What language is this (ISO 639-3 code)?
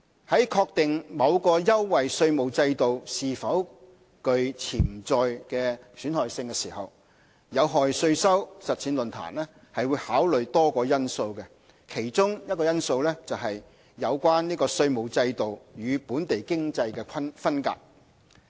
yue